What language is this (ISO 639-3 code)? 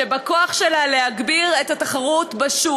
heb